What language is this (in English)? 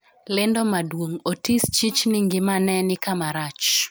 Luo (Kenya and Tanzania)